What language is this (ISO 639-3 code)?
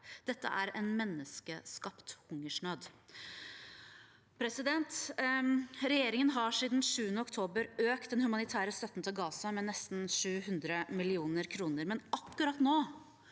nor